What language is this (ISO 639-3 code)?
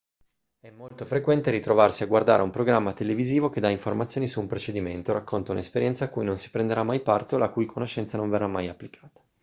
ita